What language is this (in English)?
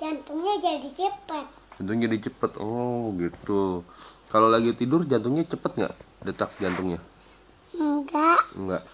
Indonesian